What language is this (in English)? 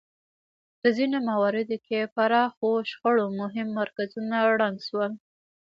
Pashto